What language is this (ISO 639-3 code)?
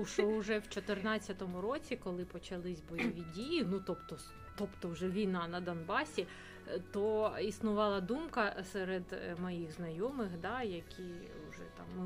ukr